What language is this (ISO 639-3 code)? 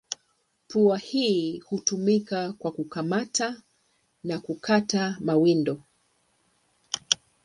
swa